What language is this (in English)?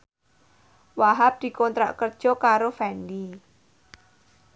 Javanese